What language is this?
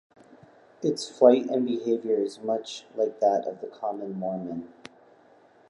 English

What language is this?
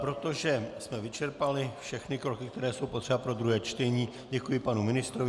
Czech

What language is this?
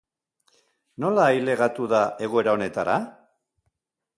Basque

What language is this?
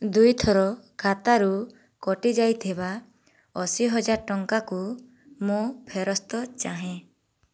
Odia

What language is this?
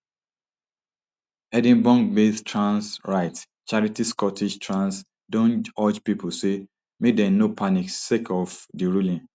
Nigerian Pidgin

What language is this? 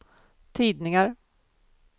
Swedish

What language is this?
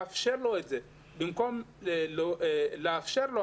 Hebrew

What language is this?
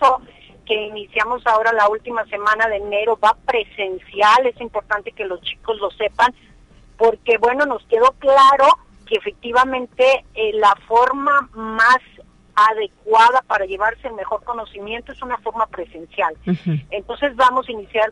Spanish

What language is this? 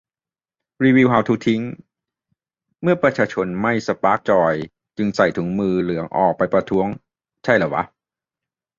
Thai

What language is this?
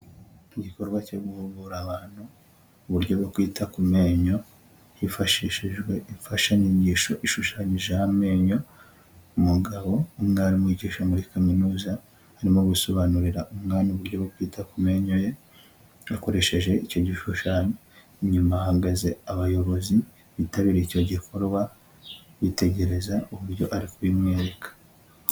Kinyarwanda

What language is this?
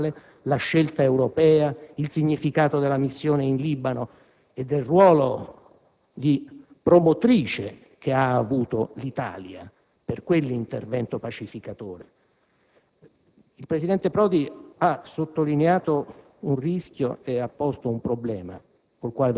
Italian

